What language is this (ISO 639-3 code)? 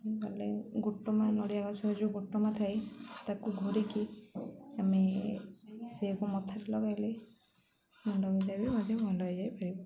ori